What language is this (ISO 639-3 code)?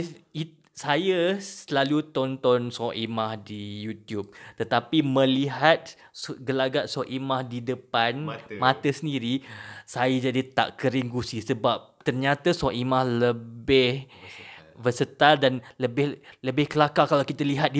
msa